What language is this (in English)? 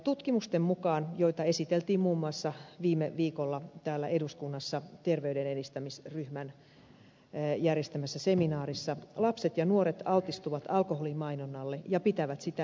Finnish